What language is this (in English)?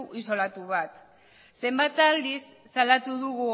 Basque